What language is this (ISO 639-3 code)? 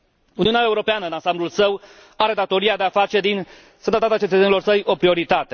ron